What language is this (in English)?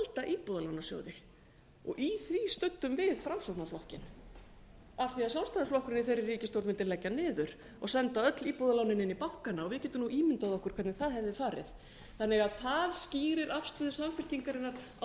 Icelandic